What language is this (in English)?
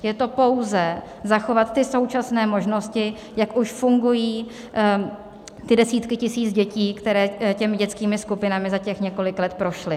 Czech